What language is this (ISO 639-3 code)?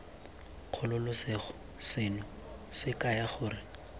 tsn